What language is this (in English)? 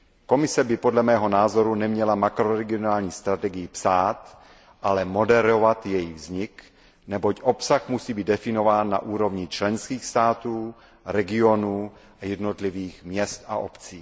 Czech